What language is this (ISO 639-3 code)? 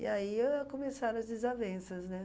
por